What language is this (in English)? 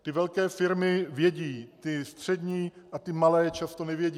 Czech